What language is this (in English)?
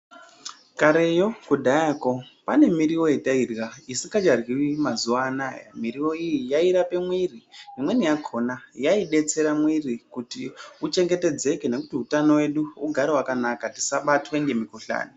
Ndau